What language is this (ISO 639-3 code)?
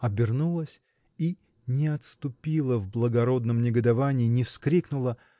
rus